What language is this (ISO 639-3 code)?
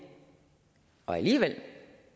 dan